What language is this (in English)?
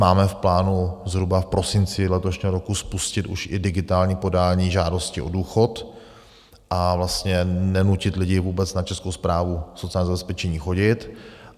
Czech